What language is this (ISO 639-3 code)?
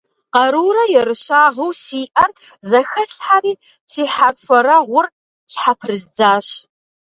kbd